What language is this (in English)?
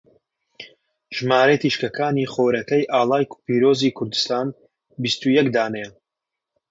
Central Kurdish